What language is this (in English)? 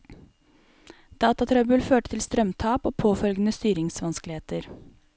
Norwegian